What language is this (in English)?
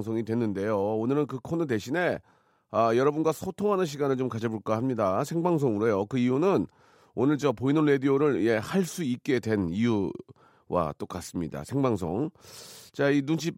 Korean